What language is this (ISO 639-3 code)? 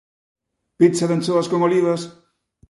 glg